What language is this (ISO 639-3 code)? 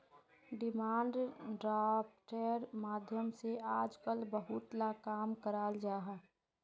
mag